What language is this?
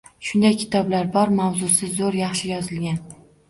Uzbek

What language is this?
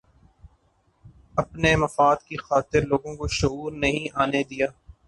Urdu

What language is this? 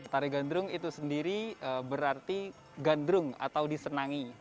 Indonesian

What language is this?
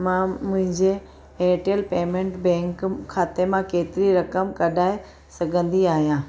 Sindhi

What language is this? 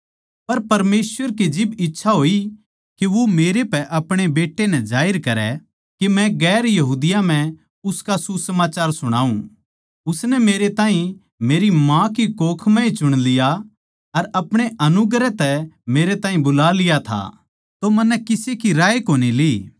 Haryanvi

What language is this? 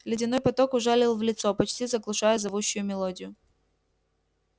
Russian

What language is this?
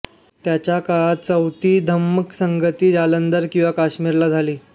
Marathi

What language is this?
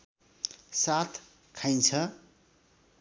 Nepali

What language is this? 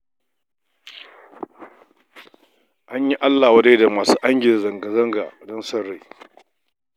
Hausa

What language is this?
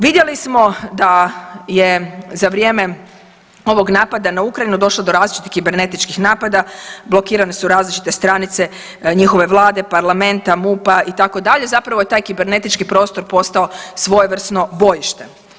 Croatian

